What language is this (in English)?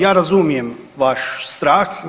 Croatian